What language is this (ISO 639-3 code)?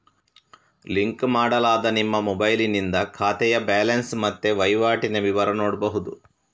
kan